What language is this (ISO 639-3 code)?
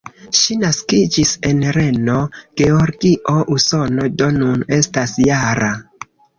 epo